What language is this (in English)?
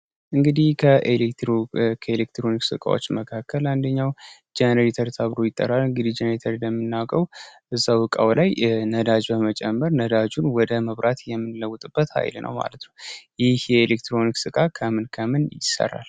Amharic